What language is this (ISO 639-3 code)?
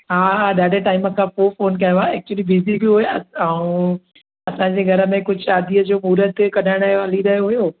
snd